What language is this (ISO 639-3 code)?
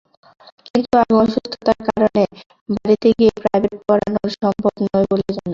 ben